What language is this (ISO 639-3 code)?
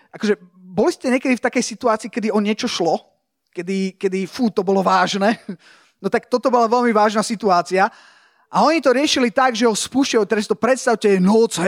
slk